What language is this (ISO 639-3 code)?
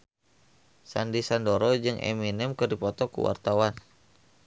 sun